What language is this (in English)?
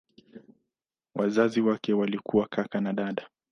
Swahili